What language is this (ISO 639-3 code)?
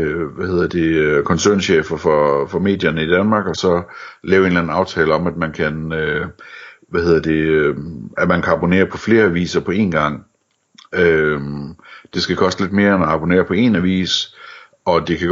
dan